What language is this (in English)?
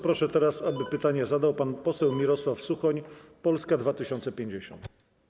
Polish